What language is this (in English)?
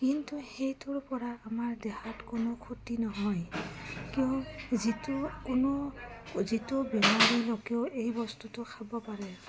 Assamese